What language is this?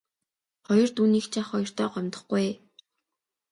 Mongolian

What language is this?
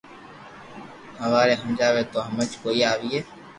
Loarki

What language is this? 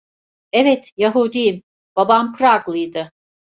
Turkish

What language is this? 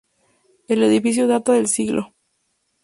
Spanish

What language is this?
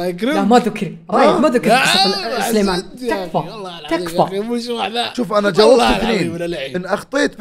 Arabic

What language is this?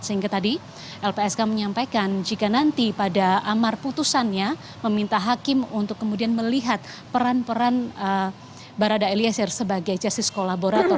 Indonesian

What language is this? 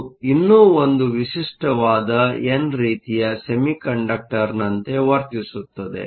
Kannada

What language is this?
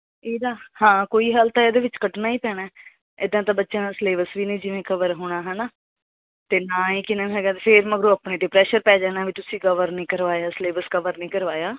Punjabi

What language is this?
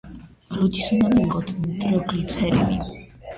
Georgian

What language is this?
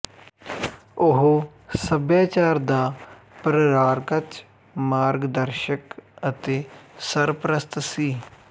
Punjabi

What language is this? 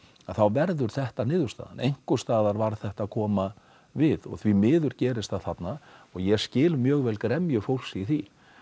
Icelandic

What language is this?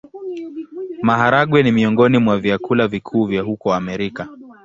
Swahili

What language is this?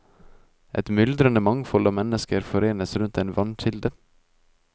Norwegian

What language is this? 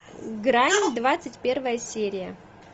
Russian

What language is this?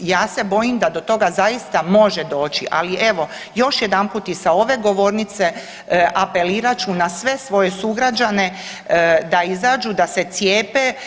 Croatian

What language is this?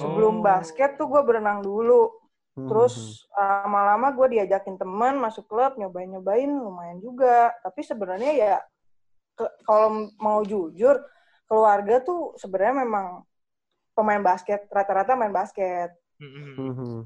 Indonesian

